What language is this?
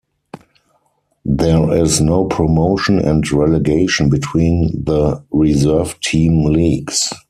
English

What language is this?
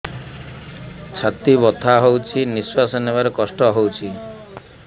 Odia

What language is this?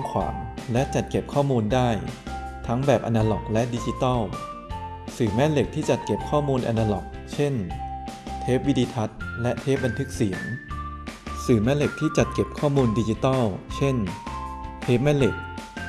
Thai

